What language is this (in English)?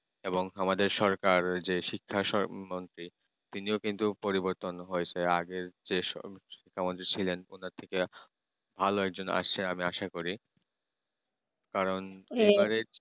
Bangla